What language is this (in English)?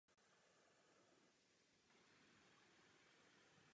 Czech